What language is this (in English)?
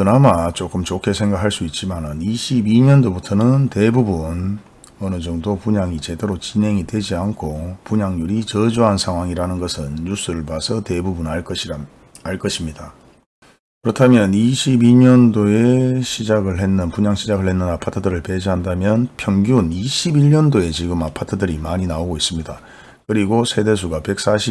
Korean